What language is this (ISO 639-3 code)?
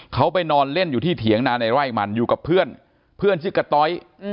tha